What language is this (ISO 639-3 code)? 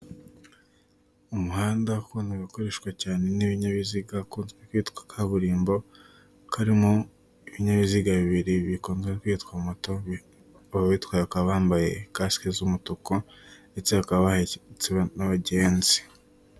kin